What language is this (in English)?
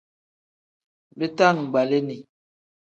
Tem